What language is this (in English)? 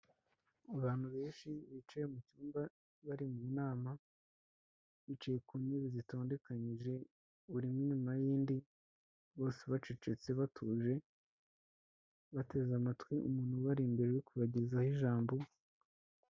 Kinyarwanda